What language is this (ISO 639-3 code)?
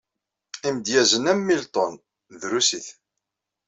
kab